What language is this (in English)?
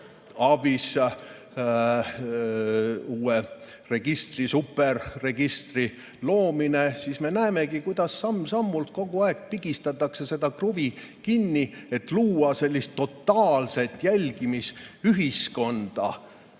Estonian